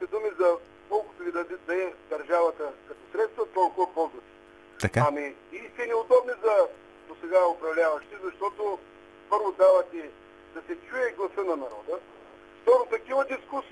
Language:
Bulgarian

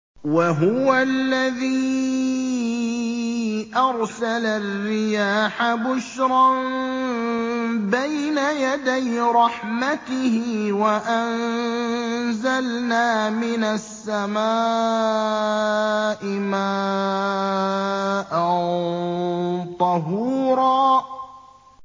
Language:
Arabic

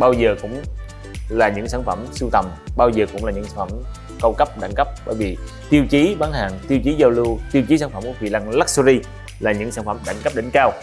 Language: Vietnamese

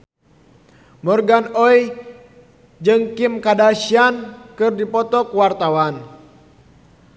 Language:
Sundanese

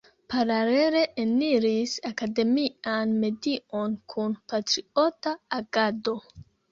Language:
Esperanto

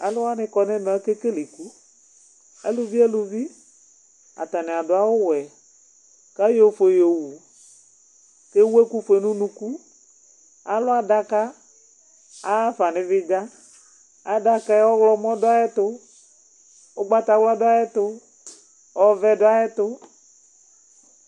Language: Ikposo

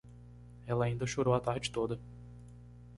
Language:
Portuguese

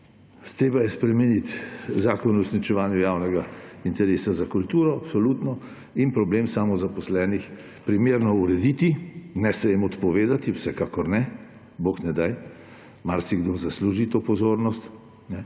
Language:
Slovenian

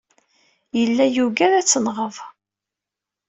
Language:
Kabyle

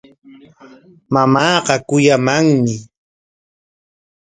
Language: Corongo Ancash Quechua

